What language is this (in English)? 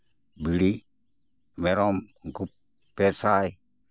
Santali